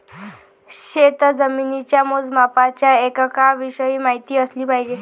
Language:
Marathi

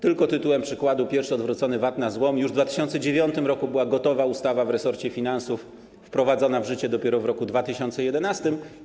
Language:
Polish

